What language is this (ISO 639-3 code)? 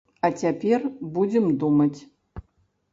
bel